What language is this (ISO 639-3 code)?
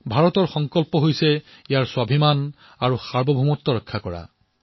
asm